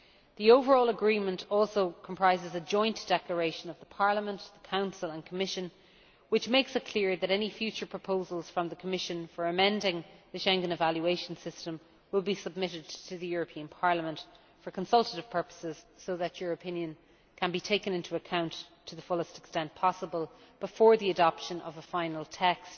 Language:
English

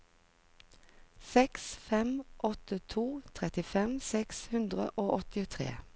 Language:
Norwegian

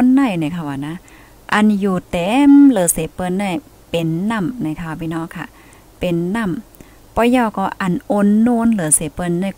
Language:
Thai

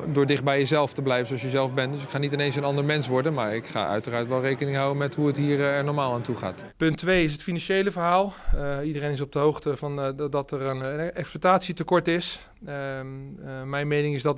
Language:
Dutch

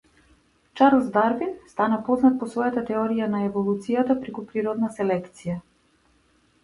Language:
Macedonian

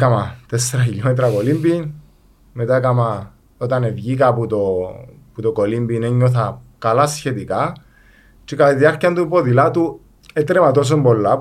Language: Greek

